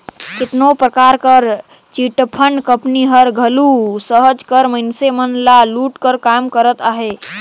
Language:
Chhattisgarhi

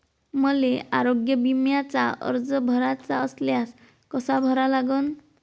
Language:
Marathi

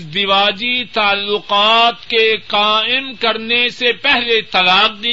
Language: Urdu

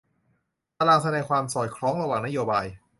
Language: Thai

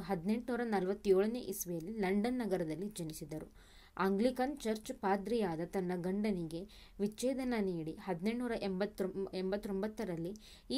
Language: Kannada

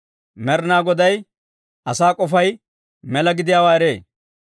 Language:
Dawro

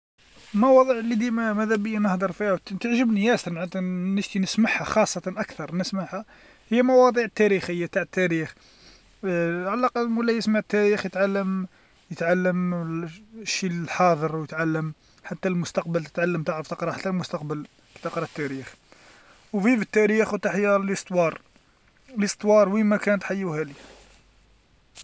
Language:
Algerian Arabic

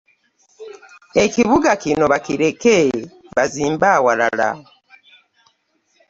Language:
Ganda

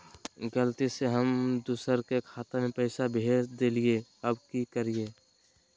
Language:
Magahi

